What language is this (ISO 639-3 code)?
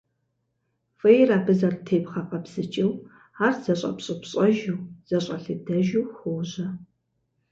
kbd